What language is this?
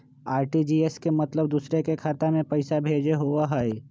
Magahi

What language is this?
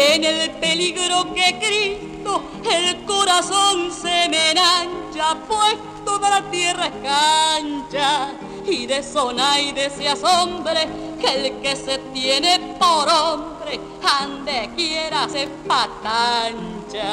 Spanish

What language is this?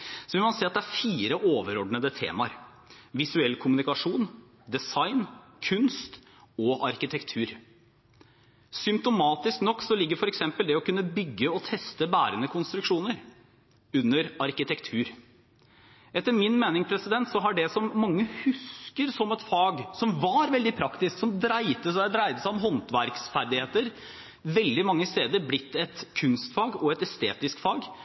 Norwegian Bokmål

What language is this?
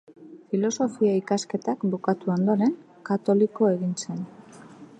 Basque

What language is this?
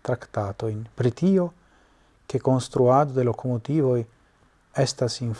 Italian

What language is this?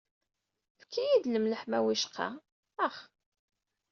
Kabyle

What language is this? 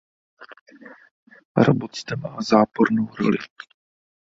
Czech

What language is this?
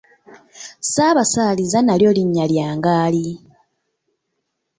Ganda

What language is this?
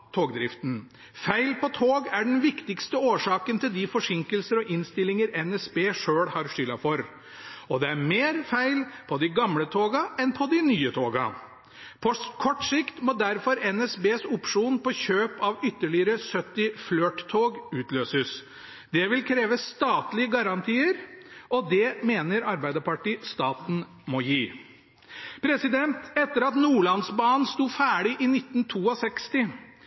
Norwegian Bokmål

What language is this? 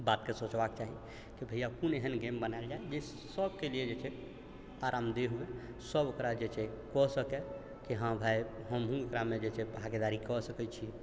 Maithili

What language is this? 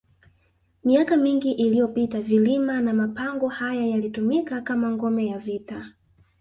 Swahili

